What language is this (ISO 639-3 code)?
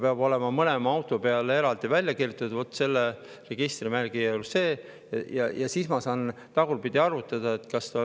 est